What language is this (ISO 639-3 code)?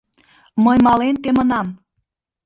chm